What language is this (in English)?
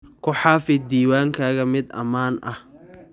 Somali